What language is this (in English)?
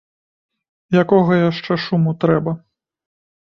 Belarusian